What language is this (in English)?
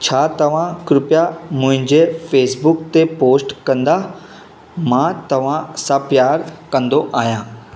Sindhi